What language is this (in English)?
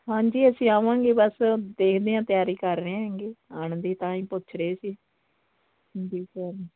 Punjabi